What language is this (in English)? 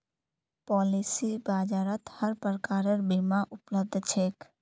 Magahi